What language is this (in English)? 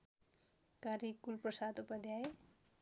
Nepali